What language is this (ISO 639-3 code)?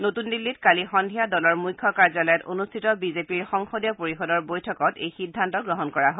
asm